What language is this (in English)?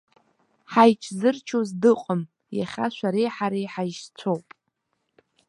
Abkhazian